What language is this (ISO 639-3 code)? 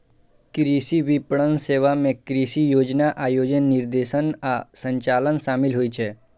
mai